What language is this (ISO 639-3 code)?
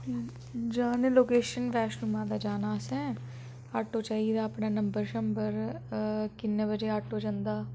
doi